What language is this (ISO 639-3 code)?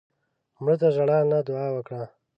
pus